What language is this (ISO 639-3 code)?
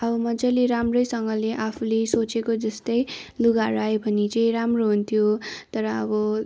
nep